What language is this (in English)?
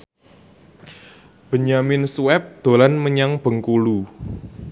Javanese